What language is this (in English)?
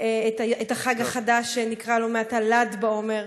Hebrew